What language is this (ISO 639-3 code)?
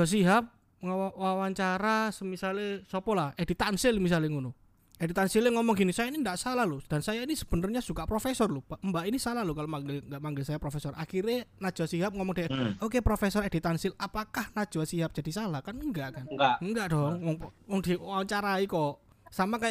ind